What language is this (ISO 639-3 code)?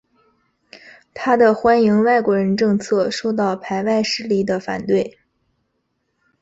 zho